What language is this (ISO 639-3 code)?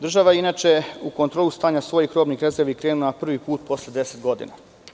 srp